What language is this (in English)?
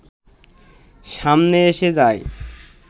Bangla